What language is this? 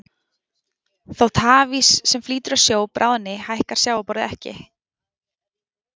Icelandic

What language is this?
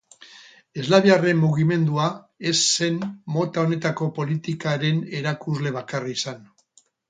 Basque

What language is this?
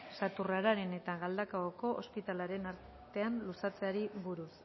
Basque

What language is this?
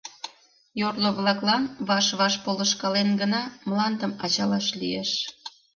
Mari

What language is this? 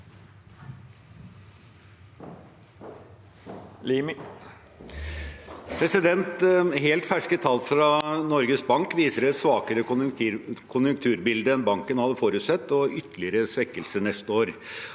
Norwegian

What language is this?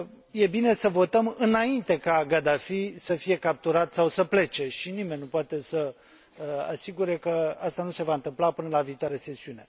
Romanian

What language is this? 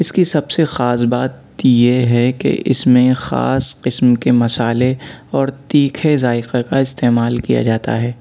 Urdu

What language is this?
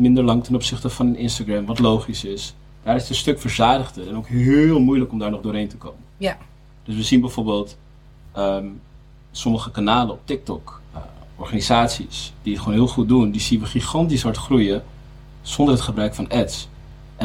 Dutch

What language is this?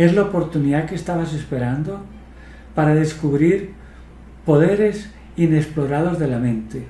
Spanish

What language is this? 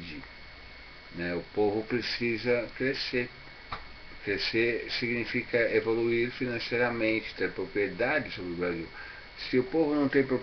Portuguese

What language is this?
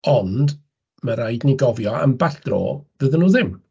Welsh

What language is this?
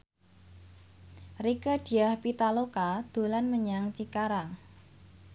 Javanese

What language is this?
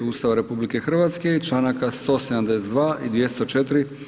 Croatian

